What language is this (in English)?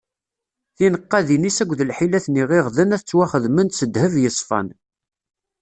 Kabyle